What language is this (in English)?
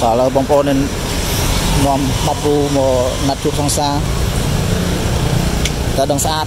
Vietnamese